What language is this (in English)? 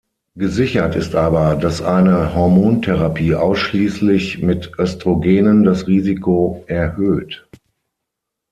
German